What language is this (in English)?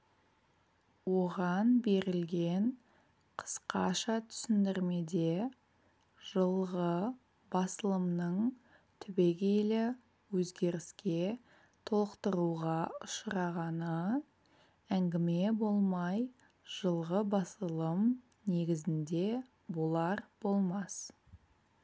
Kazakh